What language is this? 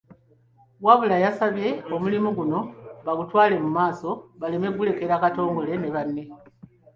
Ganda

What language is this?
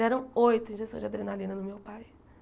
Portuguese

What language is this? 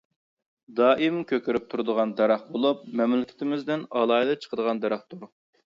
Uyghur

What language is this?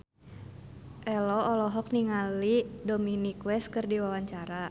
Sundanese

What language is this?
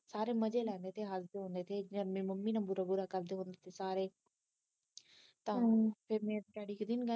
Punjabi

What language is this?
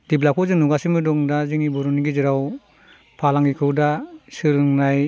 Bodo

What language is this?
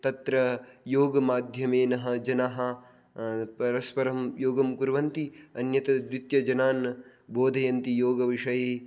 Sanskrit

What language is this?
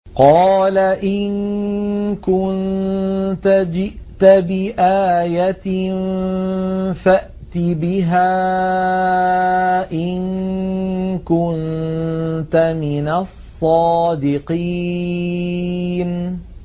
Arabic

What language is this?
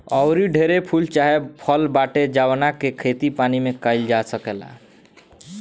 Bhojpuri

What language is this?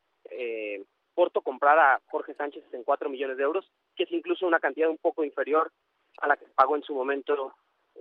Spanish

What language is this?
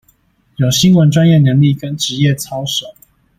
Chinese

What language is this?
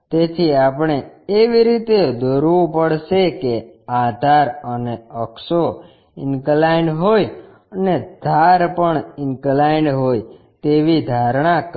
Gujarati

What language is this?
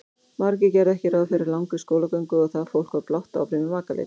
Icelandic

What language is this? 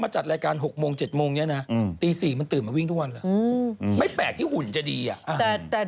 Thai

